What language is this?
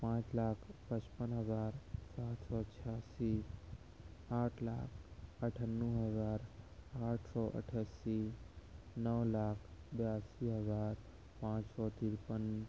Urdu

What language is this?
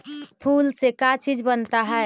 Magahi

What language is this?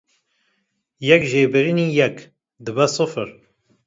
Kurdish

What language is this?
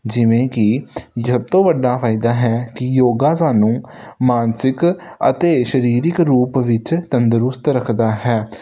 Punjabi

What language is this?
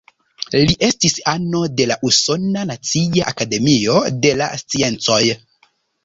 Esperanto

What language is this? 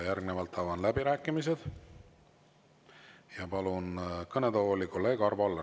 Estonian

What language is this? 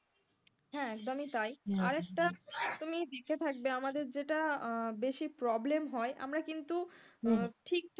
Bangla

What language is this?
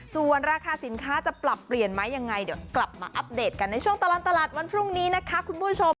Thai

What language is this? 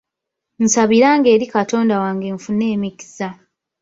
Ganda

